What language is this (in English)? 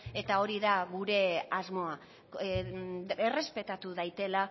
Basque